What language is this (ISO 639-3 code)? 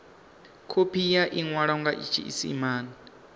ven